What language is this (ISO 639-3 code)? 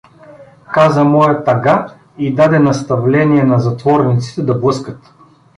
bul